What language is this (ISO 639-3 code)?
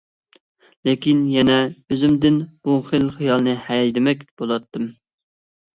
uig